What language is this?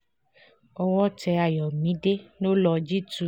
Yoruba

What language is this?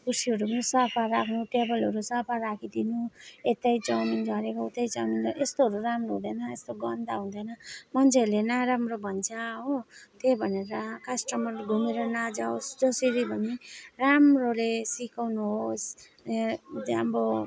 Nepali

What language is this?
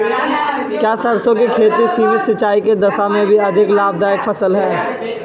Hindi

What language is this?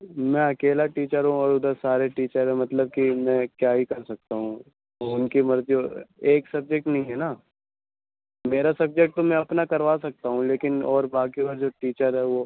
Urdu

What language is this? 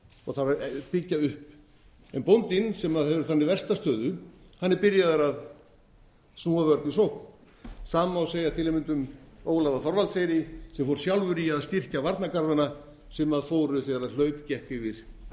Icelandic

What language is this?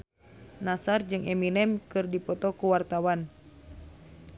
Sundanese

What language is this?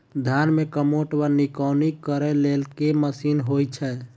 Maithili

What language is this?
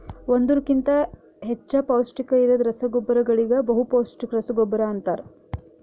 Kannada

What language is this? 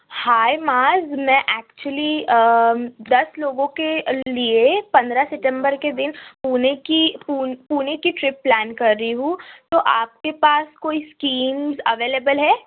Urdu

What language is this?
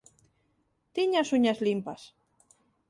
Galician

